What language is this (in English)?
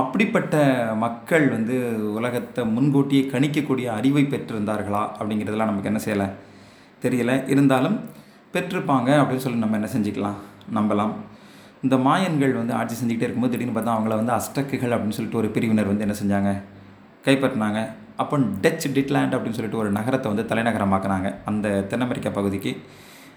Tamil